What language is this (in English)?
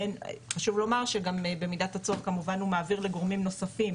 Hebrew